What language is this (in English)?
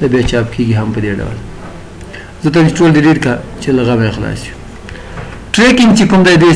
Romanian